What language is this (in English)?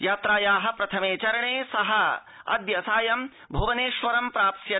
Sanskrit